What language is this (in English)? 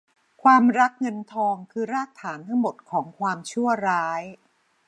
Thai